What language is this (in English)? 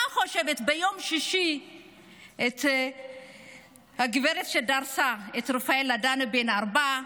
Hebrew